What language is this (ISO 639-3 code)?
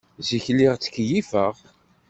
kab